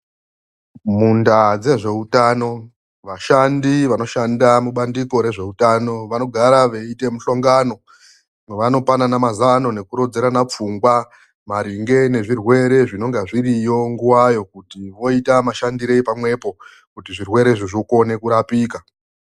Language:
Ndau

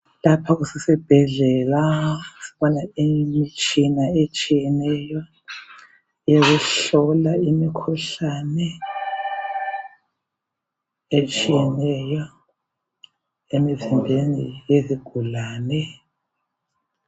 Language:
North Ndebele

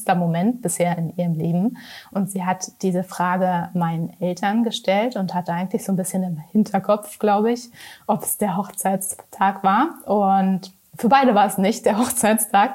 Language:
German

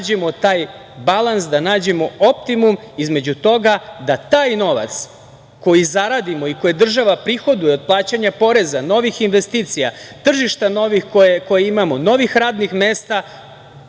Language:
Serbian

